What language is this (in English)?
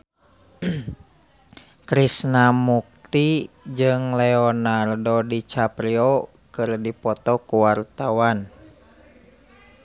Sundanese